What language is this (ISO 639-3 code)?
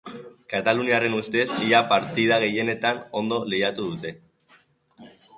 eus